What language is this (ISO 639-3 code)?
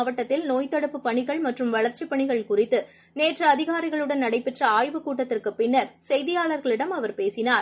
tam